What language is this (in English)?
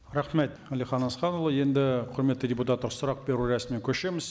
Kazakh